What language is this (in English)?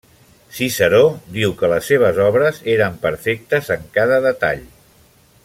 Catalan